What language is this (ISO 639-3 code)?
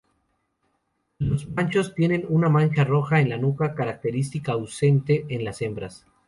spa